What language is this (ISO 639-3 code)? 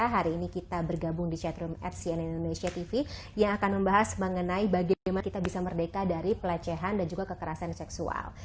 ind